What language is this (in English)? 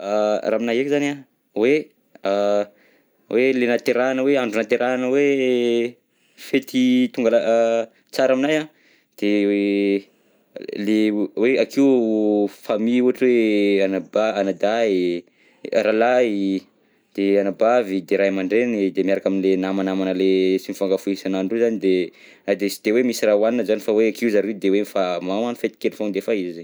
Southern Betsimisaraka Malagasy